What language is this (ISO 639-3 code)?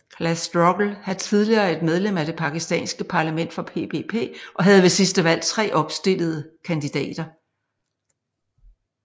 dan